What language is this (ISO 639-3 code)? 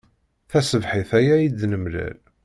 kab